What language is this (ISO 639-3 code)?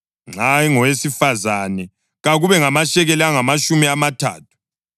nde